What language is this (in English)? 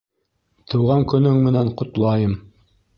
Bashkir